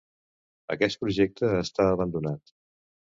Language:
Catalan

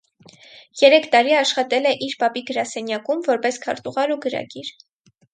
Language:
Armenian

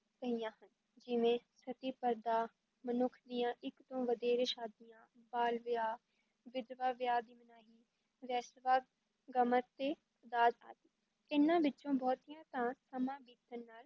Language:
Punjabi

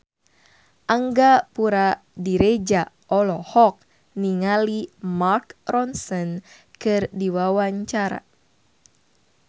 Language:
Sundanese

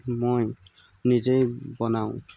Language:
Assamese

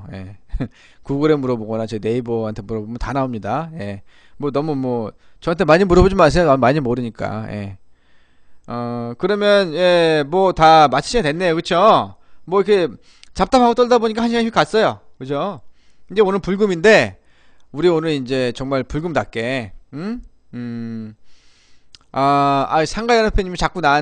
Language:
Korean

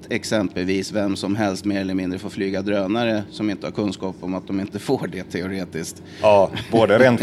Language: Swedish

